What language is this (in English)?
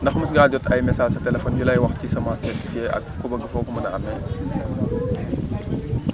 Wolof